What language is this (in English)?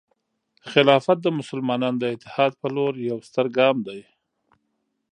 Pashto